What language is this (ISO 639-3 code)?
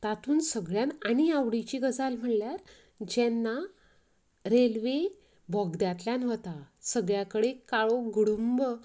kok